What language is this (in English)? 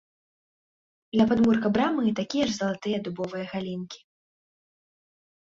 Belarusian